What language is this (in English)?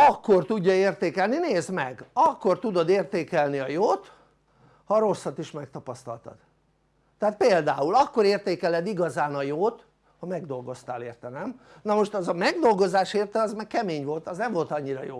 Hungarian